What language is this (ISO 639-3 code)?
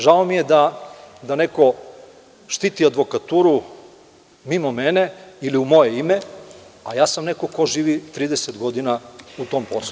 srp